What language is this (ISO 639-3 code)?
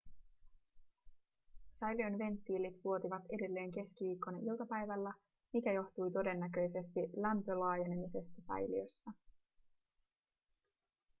fin